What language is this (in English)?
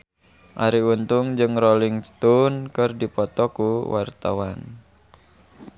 Sundanese